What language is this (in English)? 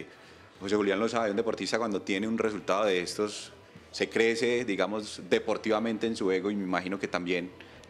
Spanish